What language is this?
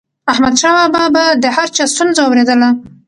Pashto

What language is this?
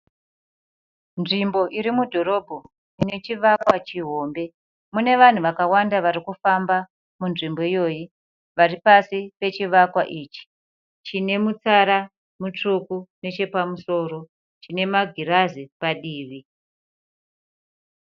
Shona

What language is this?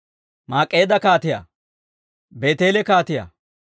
Dawro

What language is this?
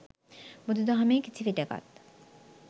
Sinhala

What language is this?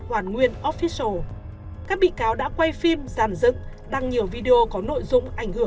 Vietnamese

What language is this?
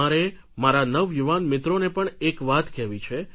Gujarati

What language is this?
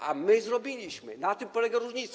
Polish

